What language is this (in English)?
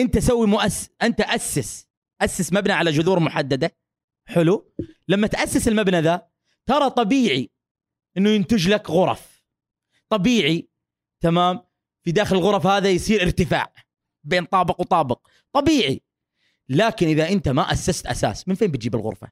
Arabic